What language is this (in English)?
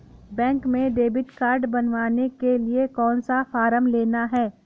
Hindi